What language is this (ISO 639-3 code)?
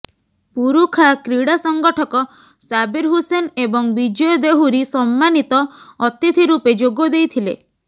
ori